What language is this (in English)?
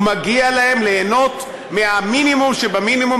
Hebrew